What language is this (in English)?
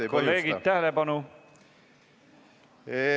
Estonian